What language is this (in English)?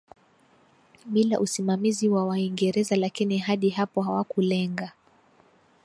Swahili